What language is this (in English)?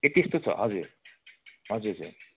Nepali